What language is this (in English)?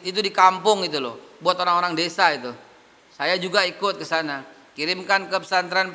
Indonesian